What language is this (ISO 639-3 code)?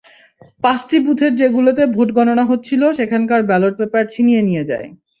ben